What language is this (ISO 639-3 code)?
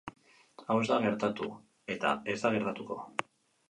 eus